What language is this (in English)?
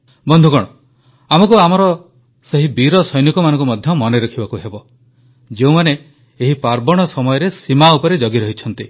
Odia